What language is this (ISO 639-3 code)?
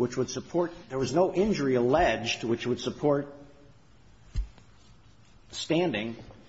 eng